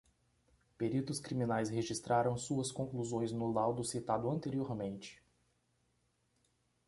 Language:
Portuguese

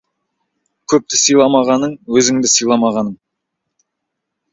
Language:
Kazakh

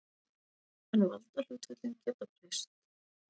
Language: Icelandic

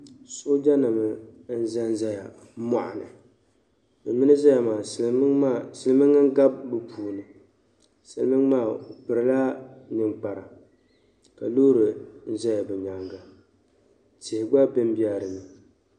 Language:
Dagbani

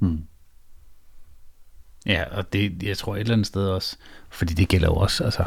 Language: Danish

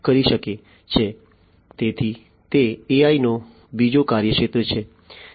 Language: Gujarati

